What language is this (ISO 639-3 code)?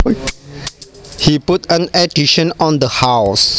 jav